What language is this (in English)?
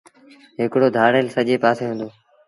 Sindhi Bhil